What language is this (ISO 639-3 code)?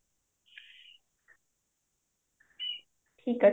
ori